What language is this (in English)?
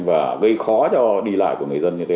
Vietnamese